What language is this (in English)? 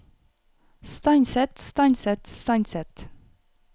Norwegian